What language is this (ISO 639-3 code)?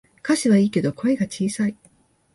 jpn